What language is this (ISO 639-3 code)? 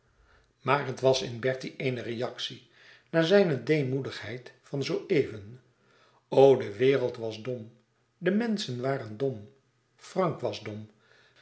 nld